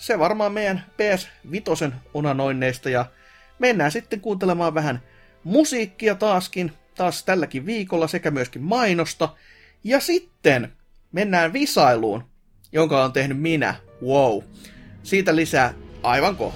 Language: Finnish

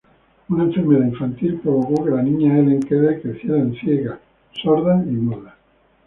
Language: Spanish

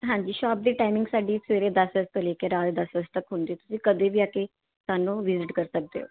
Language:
Punjabi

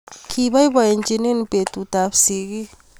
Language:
Kalenjin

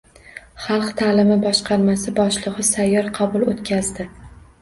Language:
Uzbek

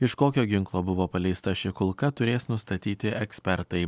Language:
Lithuanian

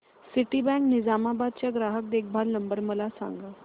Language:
Marathi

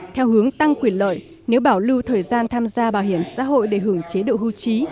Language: Vietnamese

